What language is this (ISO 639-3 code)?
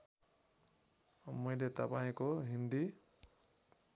nep